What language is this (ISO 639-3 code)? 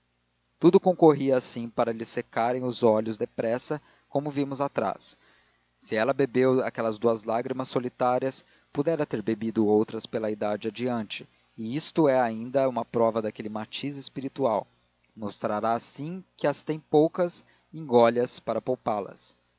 por